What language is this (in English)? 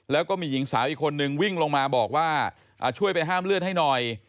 Thai